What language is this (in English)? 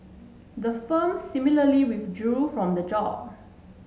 English